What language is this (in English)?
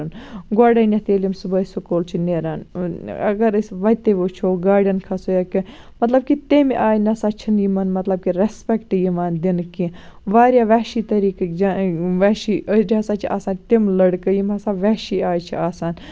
Kashmiri